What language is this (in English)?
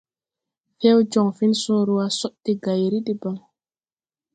Tupuri